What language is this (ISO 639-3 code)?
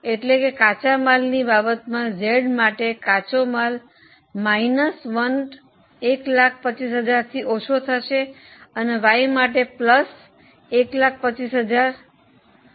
guj